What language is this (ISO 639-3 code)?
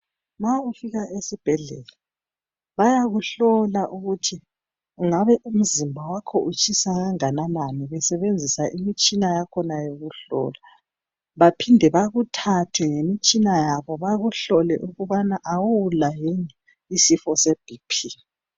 nde